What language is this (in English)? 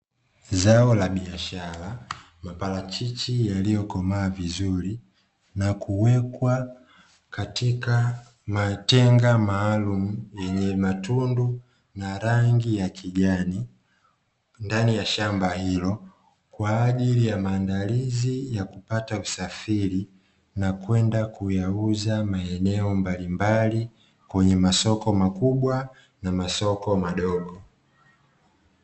Swahili